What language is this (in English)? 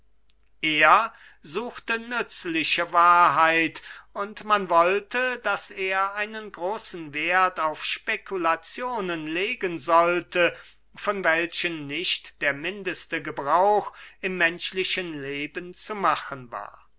German